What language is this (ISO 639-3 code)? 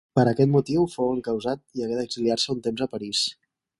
cat